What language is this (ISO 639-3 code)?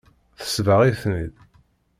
kab